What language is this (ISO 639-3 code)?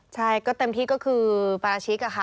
tha